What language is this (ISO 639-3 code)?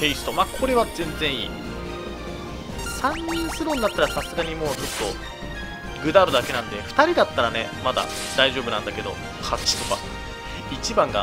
jpn